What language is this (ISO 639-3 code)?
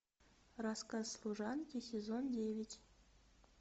rus